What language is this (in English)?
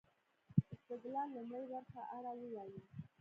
Pashto